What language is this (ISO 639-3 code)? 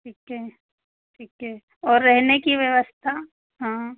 hin